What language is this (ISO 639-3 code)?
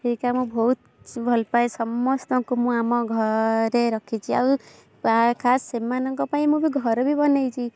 ori